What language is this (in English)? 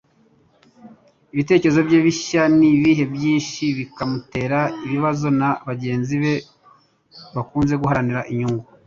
Kinyarwanda